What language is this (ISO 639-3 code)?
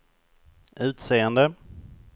swe